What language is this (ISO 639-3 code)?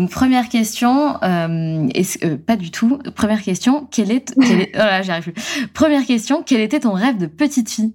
fra